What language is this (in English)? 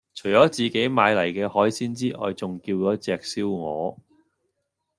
Cantonese